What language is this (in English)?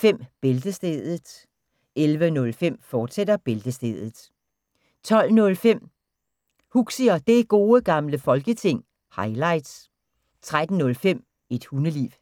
Danish